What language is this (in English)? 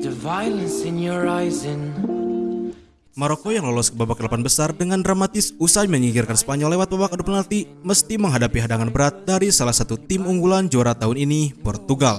Indonesian